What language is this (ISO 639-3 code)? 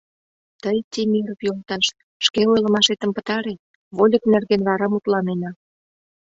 chm